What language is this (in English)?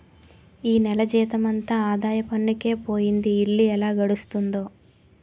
Telugu